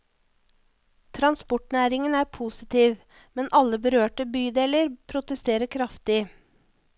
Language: Norwegian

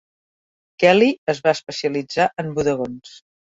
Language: Catalan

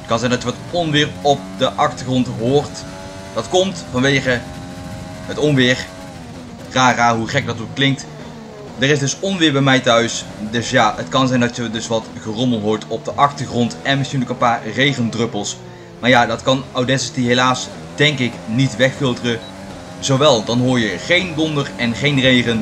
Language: Dutch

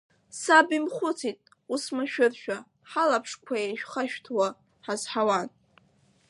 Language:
Abkhazian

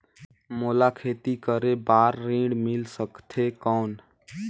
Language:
Chhattisgarhi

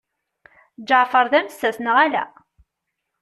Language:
Kabyle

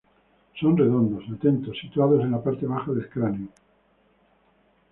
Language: Spanish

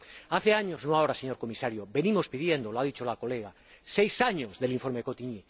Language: Spanish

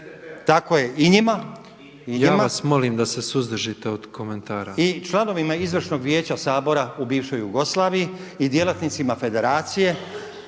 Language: Croatian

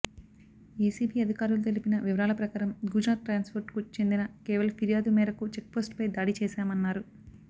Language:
Telugu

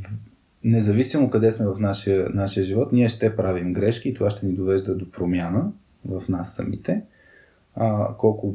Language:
Bulgarian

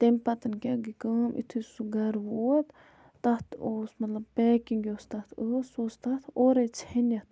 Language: Kashmiri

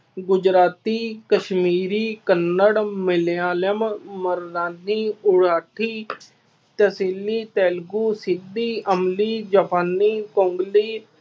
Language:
Punjabi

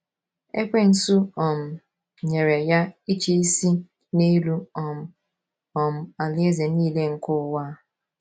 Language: Igbo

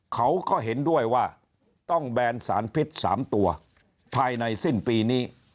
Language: Thai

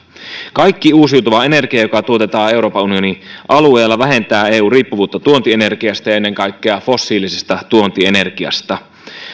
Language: Finnish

